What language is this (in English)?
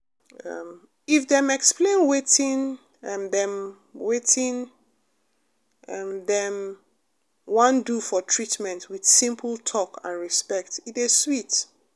Nigerian Pidgin